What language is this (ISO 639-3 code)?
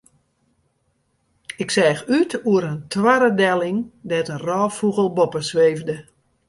fry